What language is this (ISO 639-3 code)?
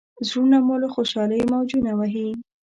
pus